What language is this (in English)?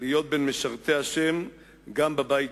Hebrew